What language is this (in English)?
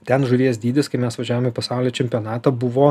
Lithuanian